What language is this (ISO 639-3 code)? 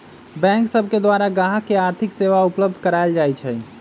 mag